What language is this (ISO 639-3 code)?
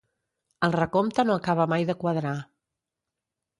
cat